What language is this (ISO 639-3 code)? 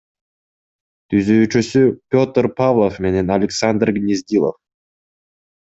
kir